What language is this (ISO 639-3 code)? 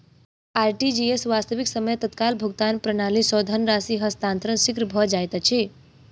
mai